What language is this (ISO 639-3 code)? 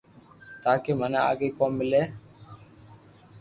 lrk